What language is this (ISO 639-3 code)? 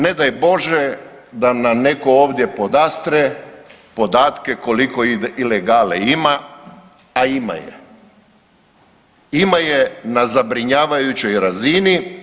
hrv